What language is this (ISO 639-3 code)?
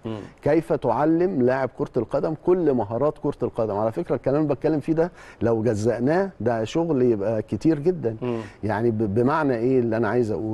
ara